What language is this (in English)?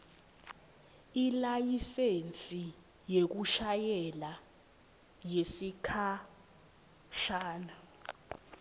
Swati